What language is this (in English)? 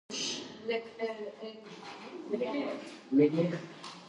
Georgian